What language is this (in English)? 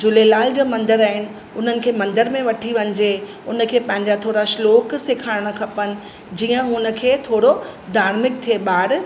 Sindhi